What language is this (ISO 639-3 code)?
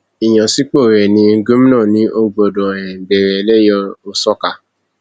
yor